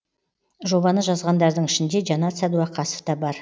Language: Kazakh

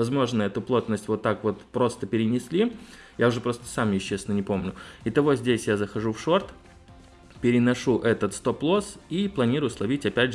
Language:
Russian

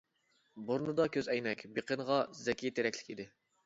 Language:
Uyghur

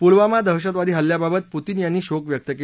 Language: Marathi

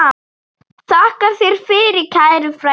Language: Icelandic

